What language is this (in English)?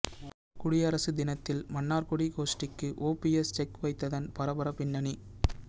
Tamil